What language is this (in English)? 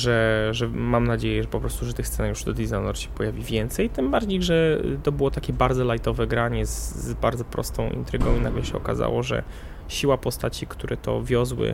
Polish